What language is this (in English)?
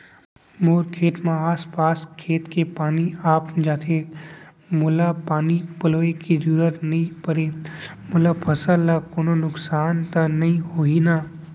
Chhattisgarhi